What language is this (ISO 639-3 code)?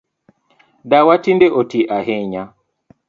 luo